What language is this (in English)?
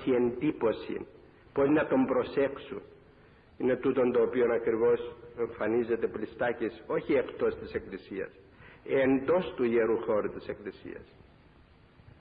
Greek